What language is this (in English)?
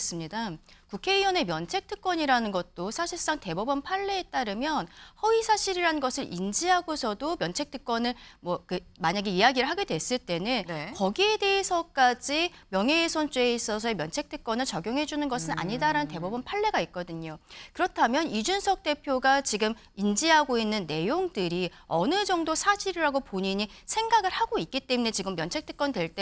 Korean